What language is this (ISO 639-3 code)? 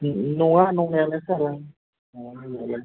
brx